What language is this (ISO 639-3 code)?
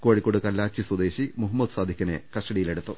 mal